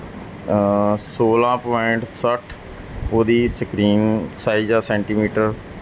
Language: Punjabi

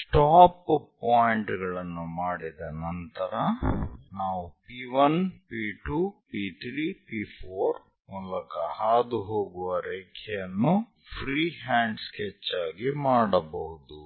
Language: Kannada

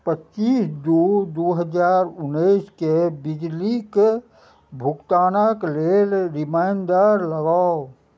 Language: Maithili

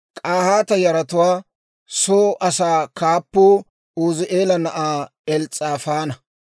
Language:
Dawro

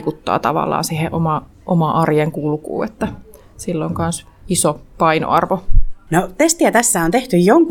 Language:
Finnish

